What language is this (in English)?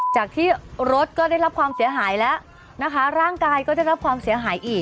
Thai